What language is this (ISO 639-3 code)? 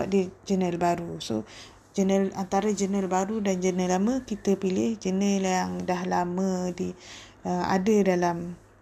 msa